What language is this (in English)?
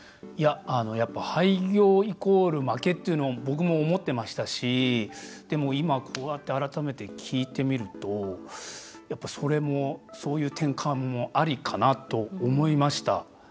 Japanese